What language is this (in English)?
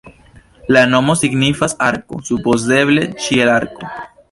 Esperanto